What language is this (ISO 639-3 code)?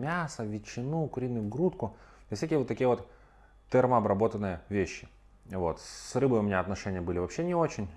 rus